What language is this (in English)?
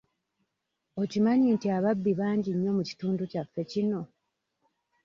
Ganda